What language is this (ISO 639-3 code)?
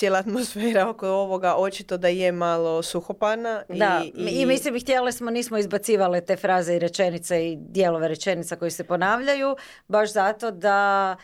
hrv